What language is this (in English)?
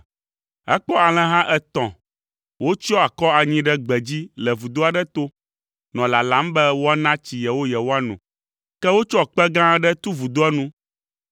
Ewe